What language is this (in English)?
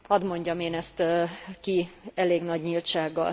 Hungarian